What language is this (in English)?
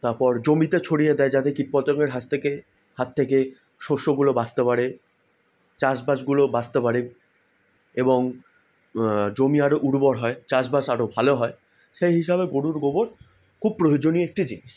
Bangla